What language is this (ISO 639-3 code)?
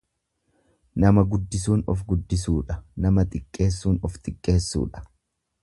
orm